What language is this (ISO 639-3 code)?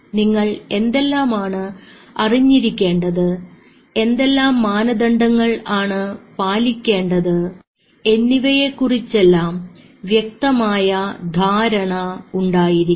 mal